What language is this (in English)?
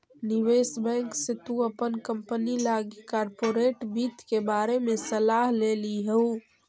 Magahi